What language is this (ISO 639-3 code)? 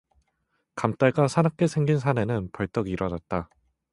kor